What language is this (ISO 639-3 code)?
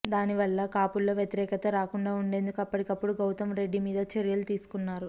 tel